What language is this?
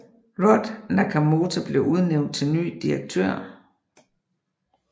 Danish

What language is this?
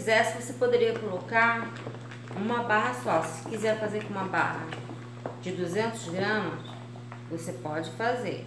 Portuguese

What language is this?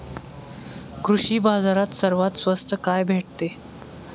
Marathi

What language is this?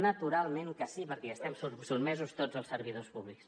Catalan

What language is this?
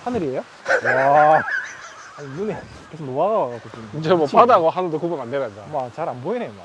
Korean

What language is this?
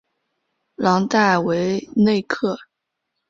Chinese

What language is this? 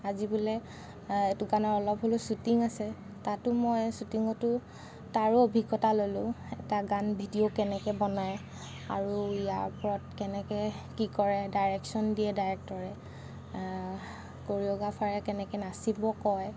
Assamese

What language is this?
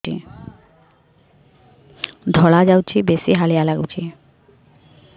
Odia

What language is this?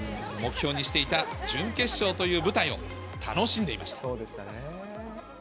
Japanese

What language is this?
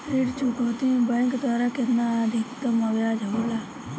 Bhojpuri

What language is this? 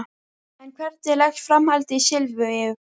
Icelandic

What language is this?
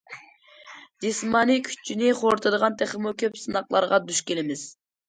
Uyghur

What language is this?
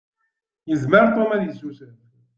Kabyle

